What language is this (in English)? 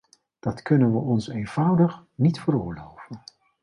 Dutch